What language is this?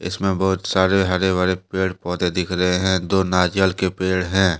Hindi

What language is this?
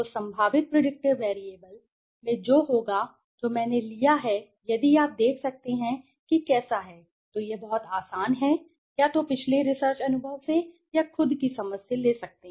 Hindi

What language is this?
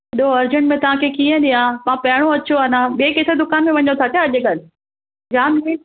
Sindhi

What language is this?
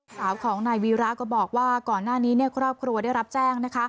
Thai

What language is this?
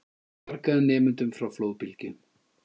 Icelandic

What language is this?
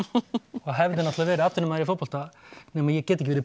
Icelandic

